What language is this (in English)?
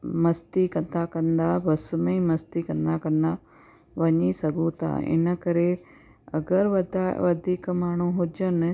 Sindhi